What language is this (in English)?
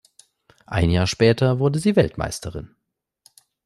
German